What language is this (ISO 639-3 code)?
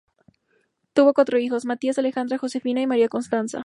spa